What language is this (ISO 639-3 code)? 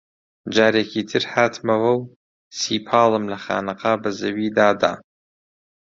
ckb